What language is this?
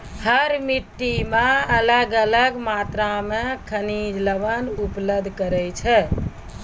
Maithili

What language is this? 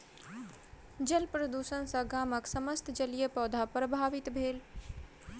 Maithili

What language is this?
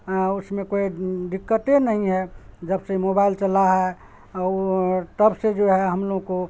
Urdu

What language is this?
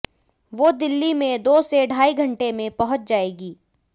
Hindi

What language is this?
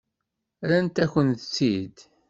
Kabyle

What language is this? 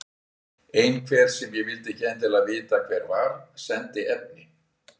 Icelandic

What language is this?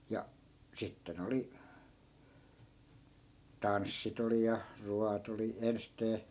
Finnish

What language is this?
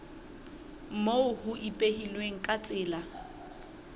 Southern Sotho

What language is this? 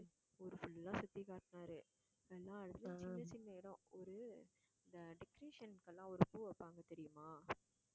Tamil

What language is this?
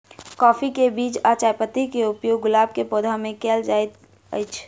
Maithili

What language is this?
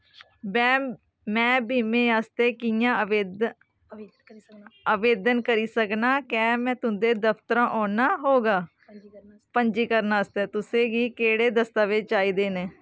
Dogri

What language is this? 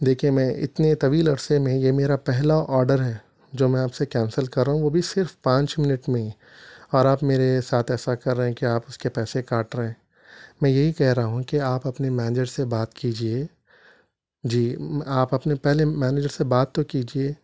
Urdu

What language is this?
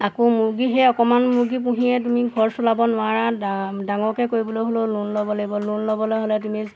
Assamese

